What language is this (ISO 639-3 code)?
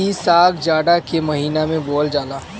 bho